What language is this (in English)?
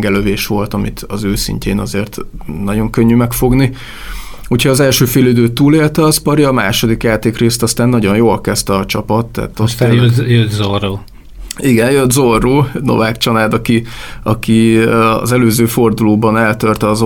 Hungarian